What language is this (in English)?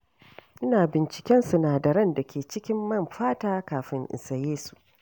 Hausa